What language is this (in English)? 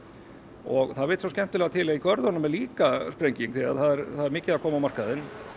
Icelandic